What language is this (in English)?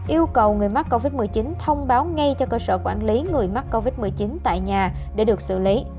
Vietnamese